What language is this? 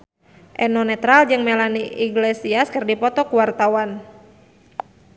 Sundanese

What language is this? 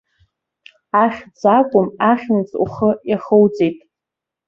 Abkhazian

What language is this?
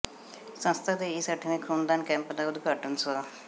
Punjabi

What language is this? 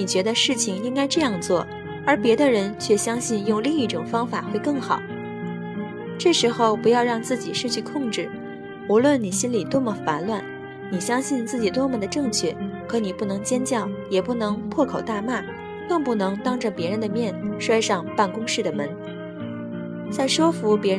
Chinese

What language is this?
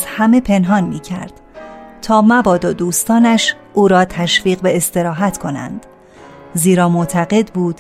Persian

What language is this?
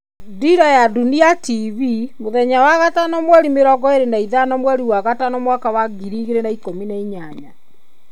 Kikuyu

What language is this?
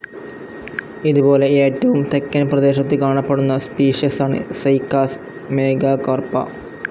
Malayalam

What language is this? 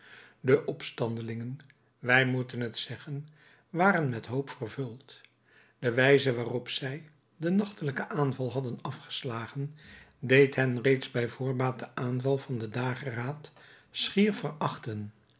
Dutch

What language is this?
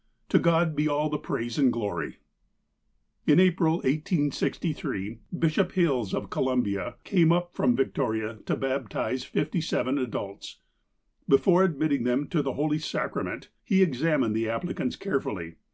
English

